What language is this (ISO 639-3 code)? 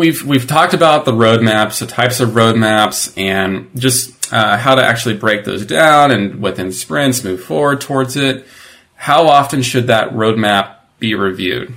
eng